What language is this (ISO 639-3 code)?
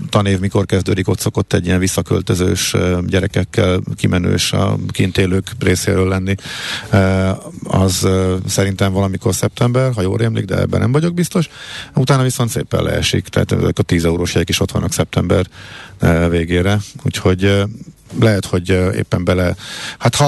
hun